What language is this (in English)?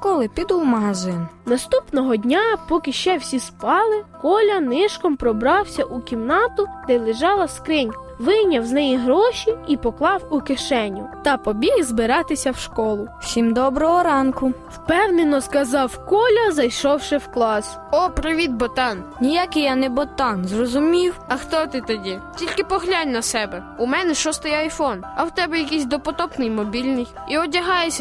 Ukrainian